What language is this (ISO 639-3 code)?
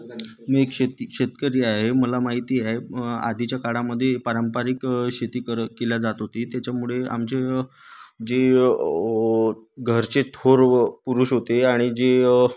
mar